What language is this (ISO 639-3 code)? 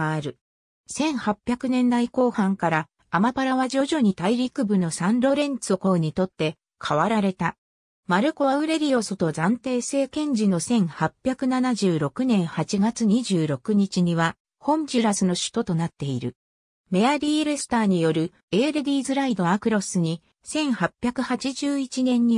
jpn